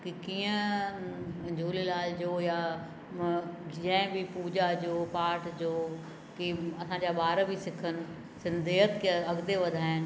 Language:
Sindhi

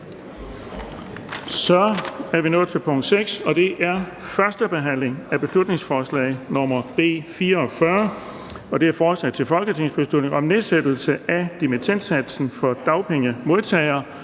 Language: Danish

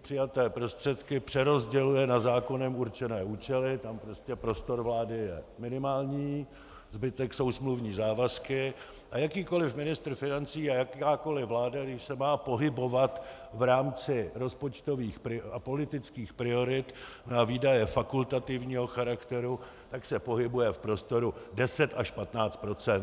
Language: Czech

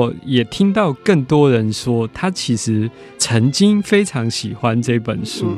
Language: Chinese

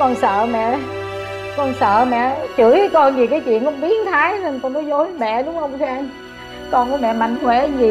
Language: Vietnamese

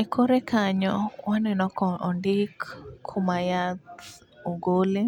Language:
Luo (Kenya and Tanzania)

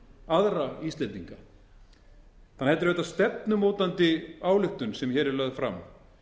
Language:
Icelandic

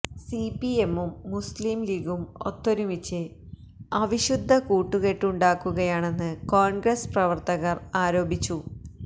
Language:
Malayalam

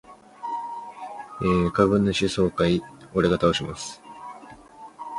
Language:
Chinese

